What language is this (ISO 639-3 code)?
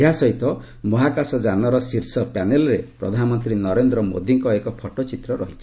ori